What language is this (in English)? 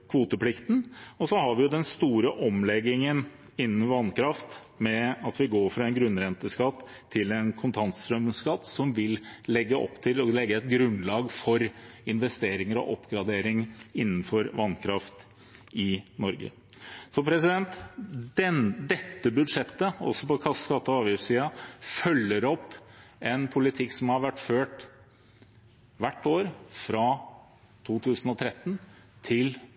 Norwegian Bokmål